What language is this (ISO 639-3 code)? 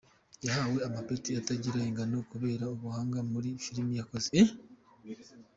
kin